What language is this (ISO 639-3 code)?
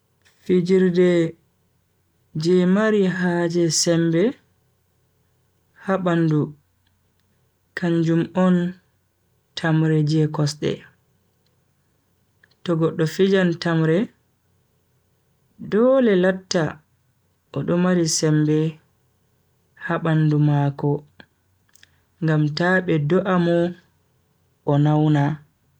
fui